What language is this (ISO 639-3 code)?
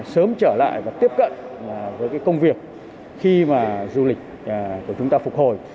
vie